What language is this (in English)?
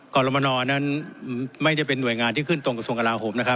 Thai